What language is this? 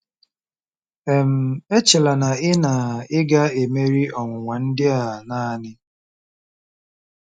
Igbo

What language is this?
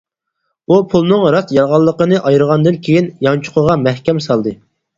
Uyghur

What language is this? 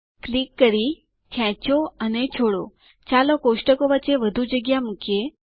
Gujarati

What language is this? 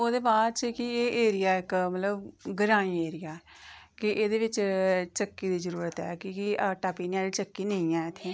Dogri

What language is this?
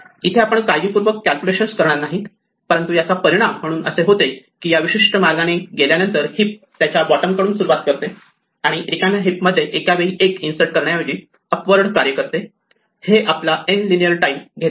Marathi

